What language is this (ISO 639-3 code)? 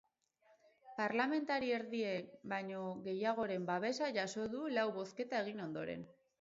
eus